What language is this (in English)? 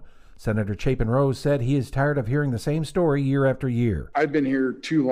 English